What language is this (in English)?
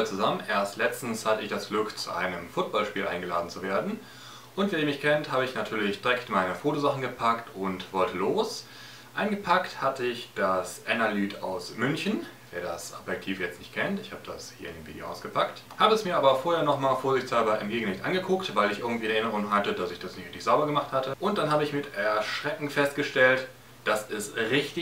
German